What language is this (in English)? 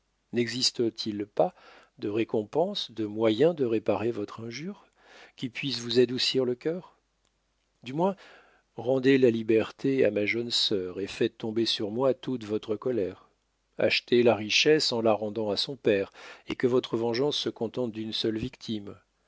French